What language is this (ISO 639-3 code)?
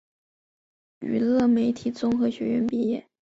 zho